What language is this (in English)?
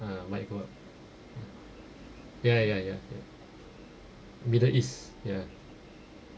English